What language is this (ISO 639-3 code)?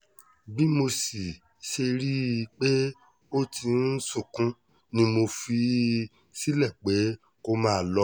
yor